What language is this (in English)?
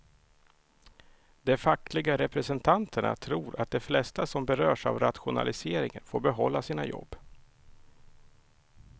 Swedish